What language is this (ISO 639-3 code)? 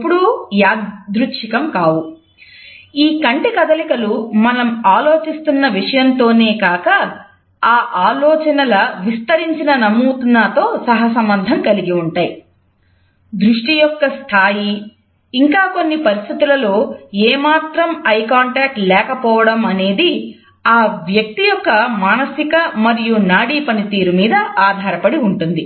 tel